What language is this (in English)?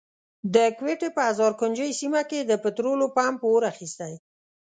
Pashto